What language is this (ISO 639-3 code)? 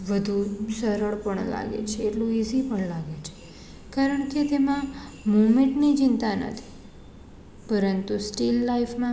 guj